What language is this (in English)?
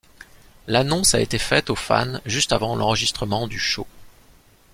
French